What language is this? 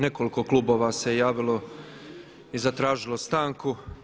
Croatian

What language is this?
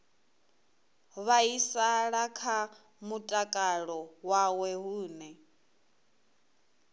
Venda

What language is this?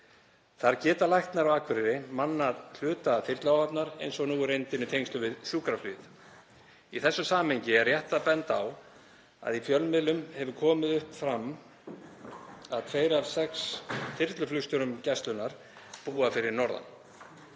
Icelandic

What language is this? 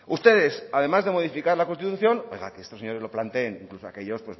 Spanish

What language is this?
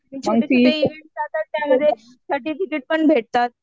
Marathi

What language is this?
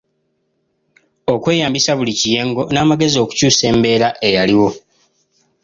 Ganda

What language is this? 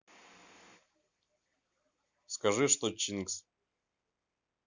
Russian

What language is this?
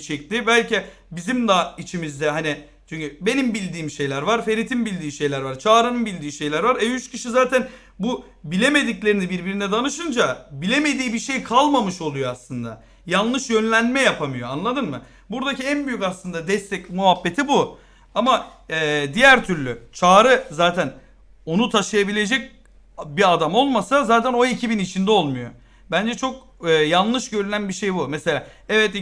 Turkish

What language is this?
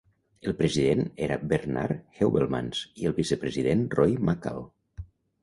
Catalan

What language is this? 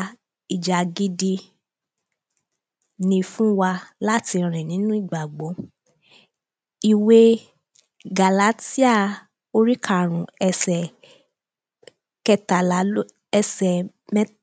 Yoruba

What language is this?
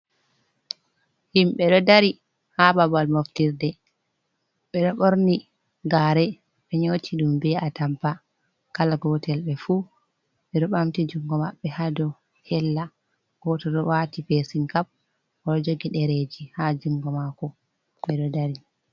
Fula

